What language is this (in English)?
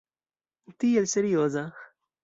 Esperanto